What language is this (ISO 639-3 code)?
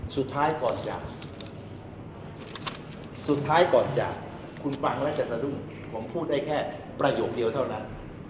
tha